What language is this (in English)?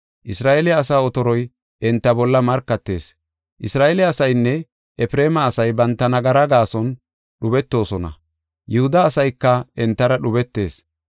Gofa